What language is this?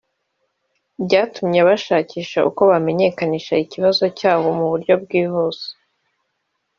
Kinyarwanda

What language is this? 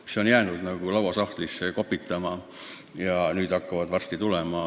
Estonian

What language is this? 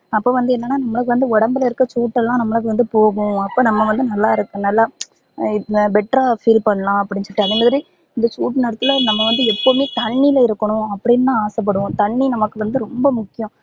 Tamil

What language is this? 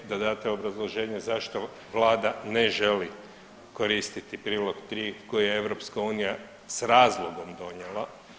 Croatian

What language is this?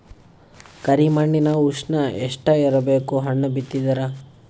Kannada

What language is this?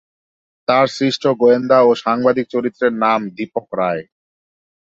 Bangla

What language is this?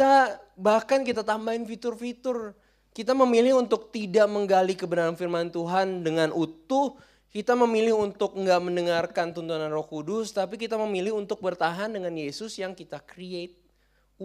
Indonesian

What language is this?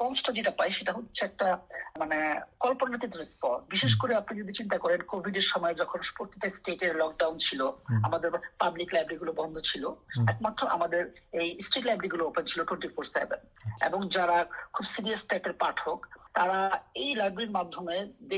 Bangla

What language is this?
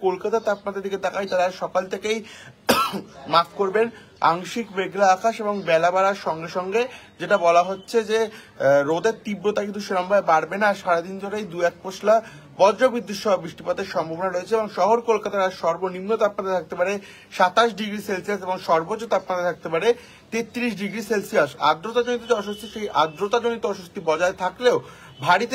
Romanian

